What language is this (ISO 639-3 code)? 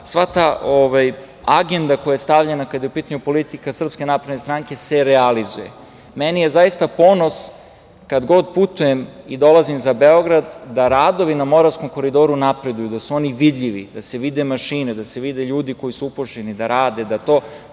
srp